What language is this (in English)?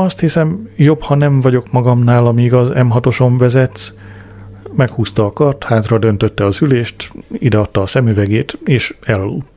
Hungarian